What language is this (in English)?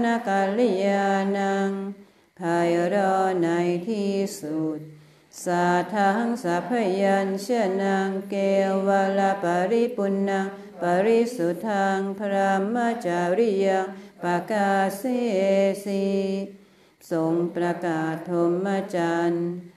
Thai